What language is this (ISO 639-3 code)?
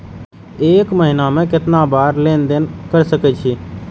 mai